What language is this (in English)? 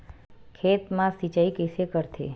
Chhattisgarhi